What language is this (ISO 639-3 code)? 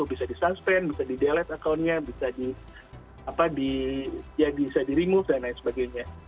ind